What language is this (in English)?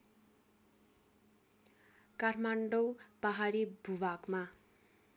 Nepali